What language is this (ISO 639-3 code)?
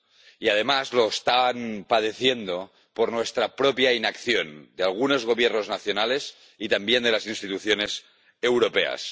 spa